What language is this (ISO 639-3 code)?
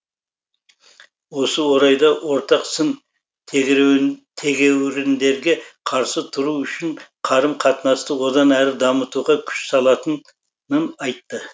kaz